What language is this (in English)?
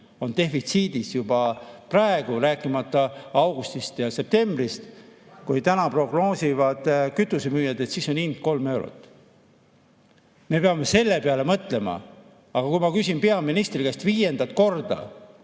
Estonian